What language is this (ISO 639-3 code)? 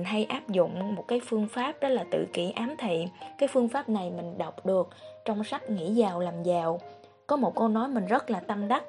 vie